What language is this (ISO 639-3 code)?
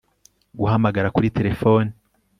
kin